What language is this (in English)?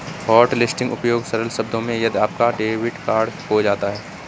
Hindi